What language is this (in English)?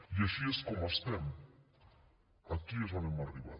Catalan